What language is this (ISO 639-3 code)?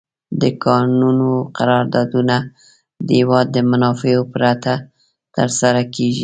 pus